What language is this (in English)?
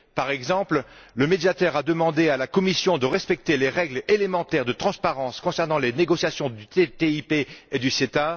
French